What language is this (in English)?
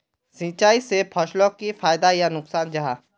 Magahi